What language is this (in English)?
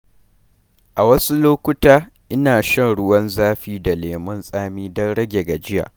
Hausa